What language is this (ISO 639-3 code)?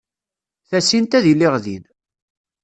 kab